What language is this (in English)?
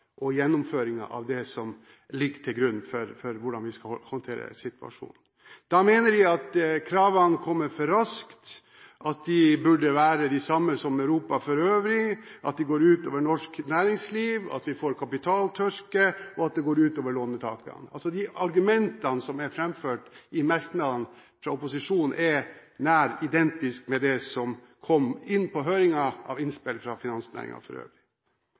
Norwegian Bokmål